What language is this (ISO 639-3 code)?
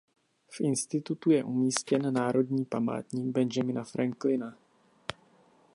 ces